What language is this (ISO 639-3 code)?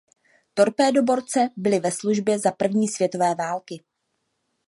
ces